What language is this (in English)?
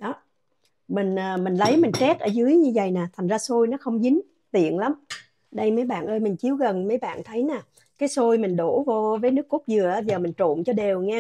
Vietnamese